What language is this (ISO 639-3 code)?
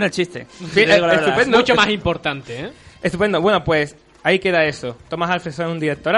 spa